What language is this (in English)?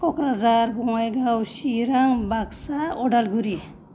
Bodo